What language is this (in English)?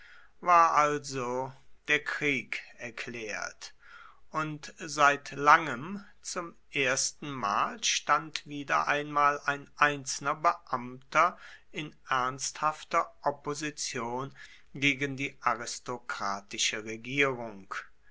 German